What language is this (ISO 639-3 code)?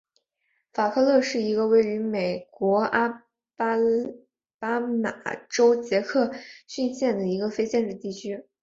zho